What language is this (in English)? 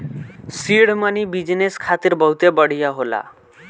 Bhojpuri